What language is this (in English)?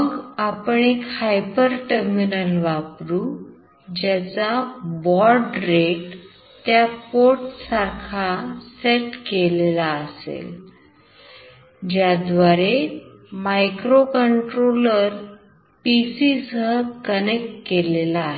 Marathi